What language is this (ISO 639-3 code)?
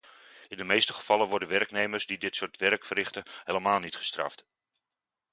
nld